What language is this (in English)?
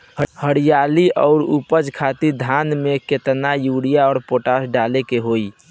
Bhojpuri